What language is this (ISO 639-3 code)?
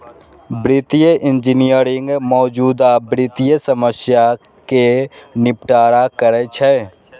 mai